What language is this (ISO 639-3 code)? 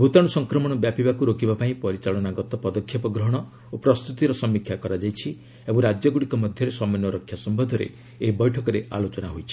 ori